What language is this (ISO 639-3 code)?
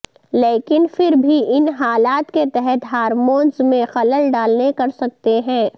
urd